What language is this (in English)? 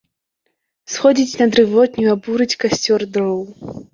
Belarusian